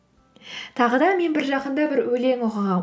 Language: Kazakh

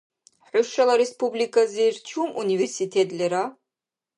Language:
Dargwa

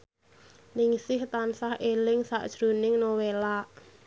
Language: Javanese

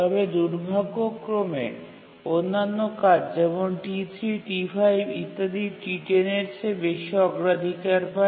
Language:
Bangla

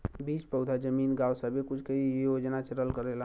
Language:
Bhojpuri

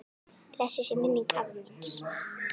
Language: Icelandic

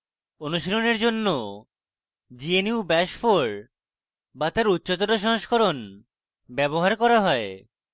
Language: Bangla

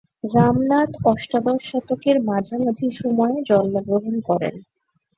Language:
Bangla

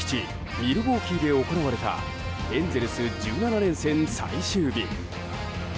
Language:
Japanese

